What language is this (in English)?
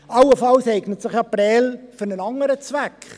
Swiss German